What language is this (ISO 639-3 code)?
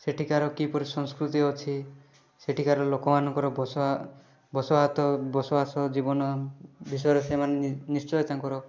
ori